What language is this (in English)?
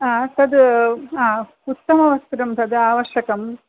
Sanskrit